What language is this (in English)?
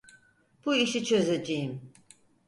Turkish